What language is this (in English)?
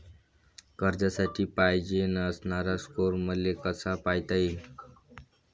Marathi